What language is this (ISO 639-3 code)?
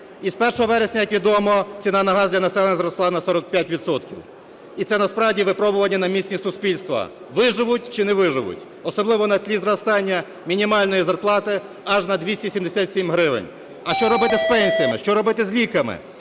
ukr